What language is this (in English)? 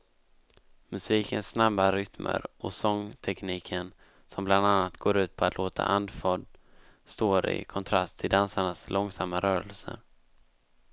Swedish